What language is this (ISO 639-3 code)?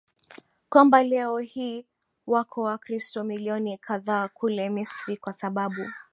swa